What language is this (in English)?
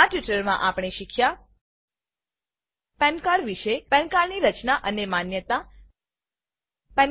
Gujarati